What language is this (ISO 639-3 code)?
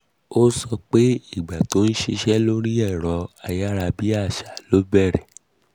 yor